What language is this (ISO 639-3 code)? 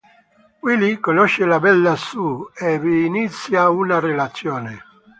ita